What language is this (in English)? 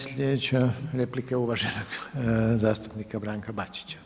Croatian